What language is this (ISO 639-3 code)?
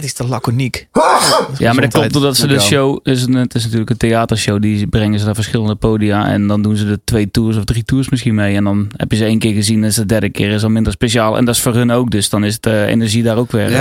nld